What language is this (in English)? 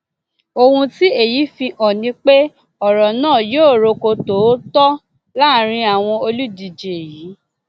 Yoruba